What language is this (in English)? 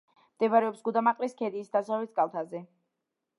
Georgian